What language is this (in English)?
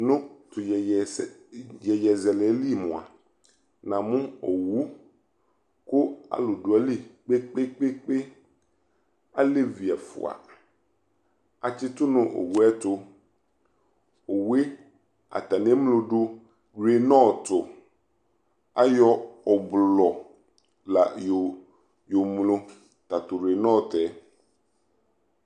Ikposo